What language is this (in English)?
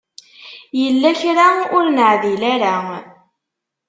Kabyle